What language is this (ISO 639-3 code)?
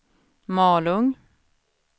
swe